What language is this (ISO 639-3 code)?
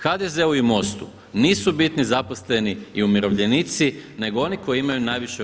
hrv